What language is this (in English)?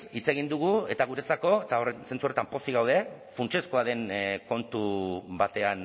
Basque